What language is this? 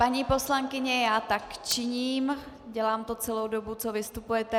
Czech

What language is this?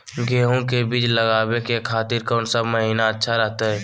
Magahi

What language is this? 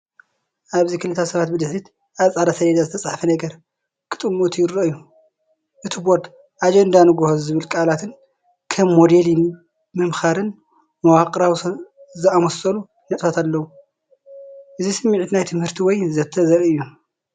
Tigrinya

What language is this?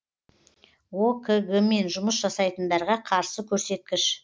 Kazakh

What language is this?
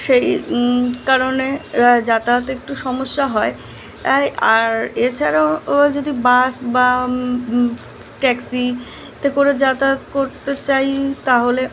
Bangla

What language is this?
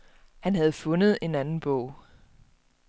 Danish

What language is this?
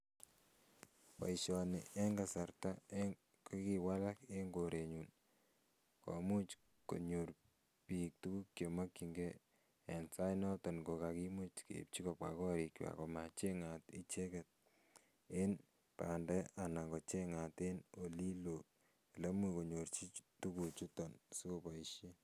Kalenjin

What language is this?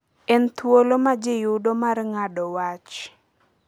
Luo (Kenya and Tanzania)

